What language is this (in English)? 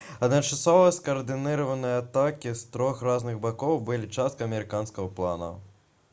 Belarusian